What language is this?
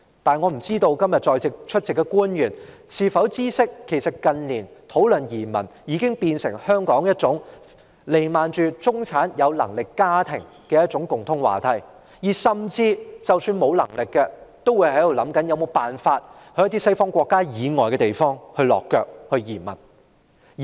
Cantonese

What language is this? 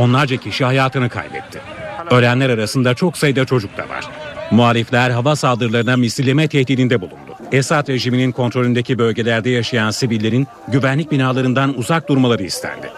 Turkish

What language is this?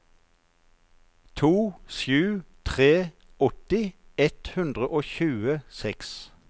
Norwegian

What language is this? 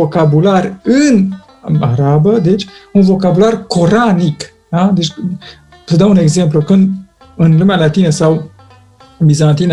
Romanian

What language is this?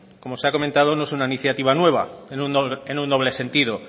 Spanish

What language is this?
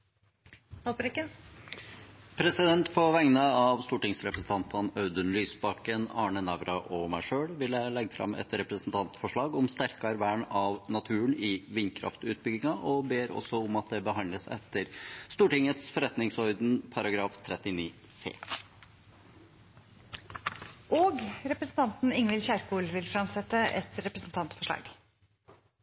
Norwegian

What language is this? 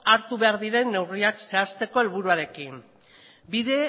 Basque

